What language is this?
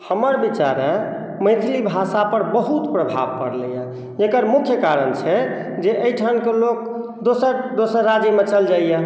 Maithili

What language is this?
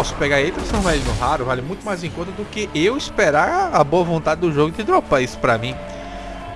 Portuguese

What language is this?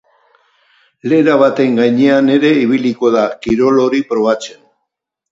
Basque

